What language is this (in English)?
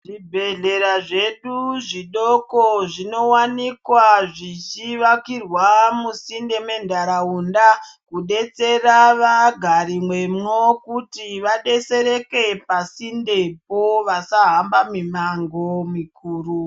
Ndau